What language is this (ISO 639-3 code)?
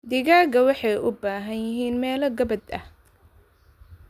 som